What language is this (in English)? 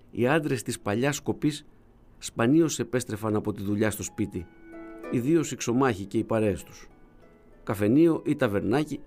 Greek